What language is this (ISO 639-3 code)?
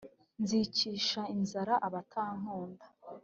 kin